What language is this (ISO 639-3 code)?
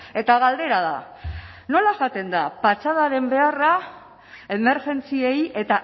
eus